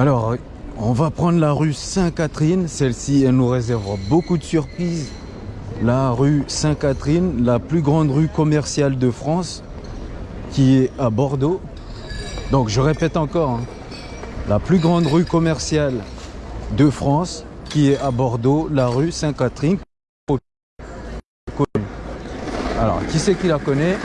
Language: French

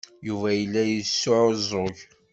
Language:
Kabyle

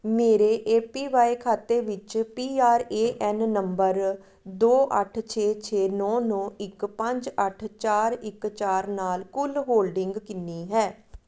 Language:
Punjabi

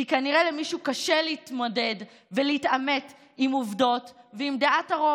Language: Hebrew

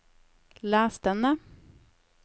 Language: Norwegian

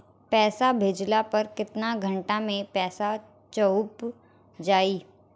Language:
Bhojpuri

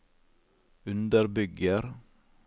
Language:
Norwegian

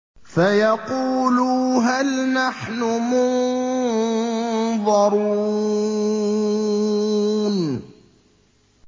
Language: Arabic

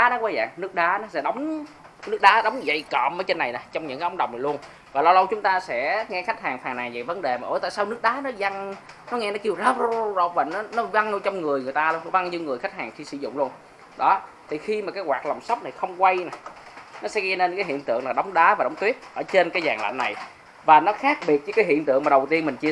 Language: Vietnamese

